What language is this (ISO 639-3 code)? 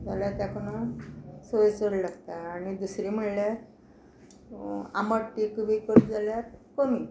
kok